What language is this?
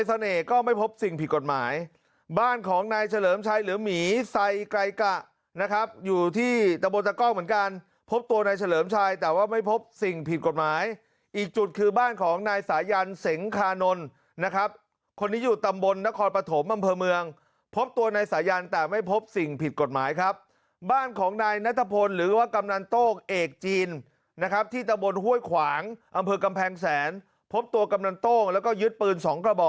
Thai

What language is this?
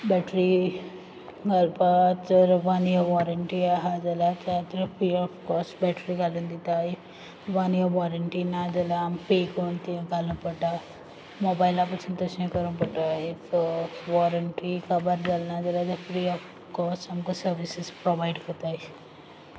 Konkani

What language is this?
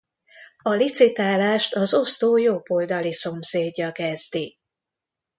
Hungarian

